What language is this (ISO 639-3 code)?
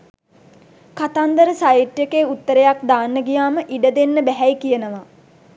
sin